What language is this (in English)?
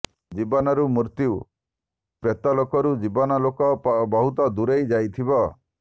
Odia